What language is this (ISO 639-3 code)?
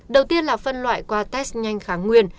vie